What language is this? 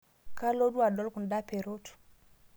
Masai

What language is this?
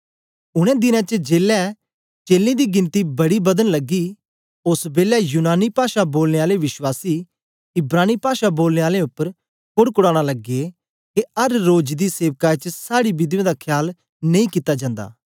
Dogri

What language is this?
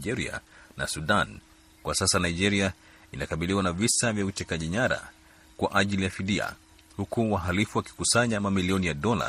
Swahili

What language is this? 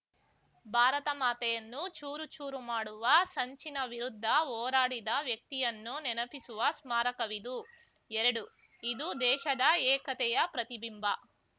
Kannada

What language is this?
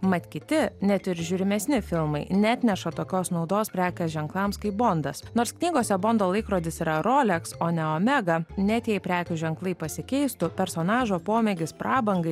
Lithuanian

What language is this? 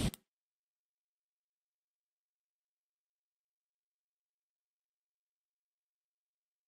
Japanese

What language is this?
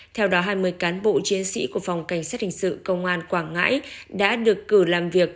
Vietnamese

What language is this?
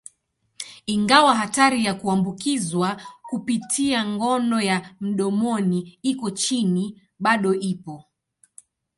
Swahili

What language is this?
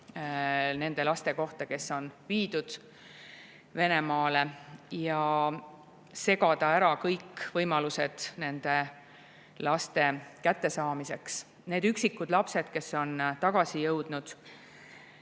Estonian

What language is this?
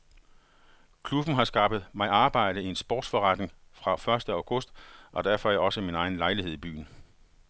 Danish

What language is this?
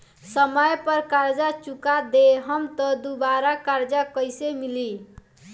Bhojpuri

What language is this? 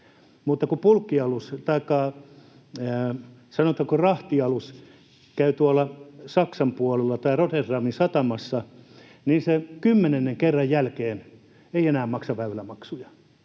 Finnish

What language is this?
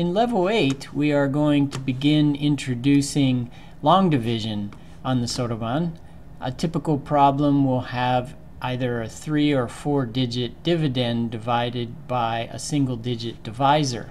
English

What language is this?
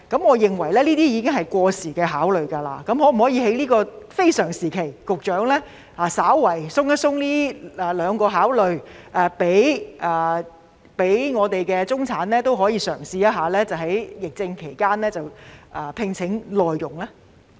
Cantonese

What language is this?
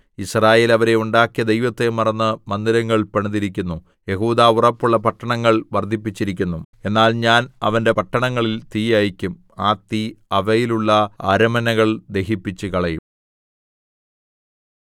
Malayalam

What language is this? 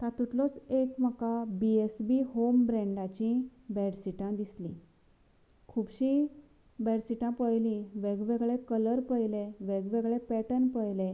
Konkani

